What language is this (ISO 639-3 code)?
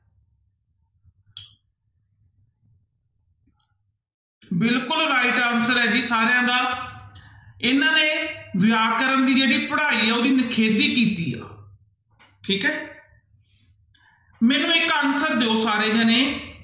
pan